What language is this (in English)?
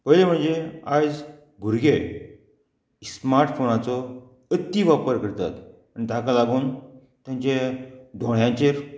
Konkani